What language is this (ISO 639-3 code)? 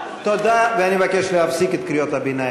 heb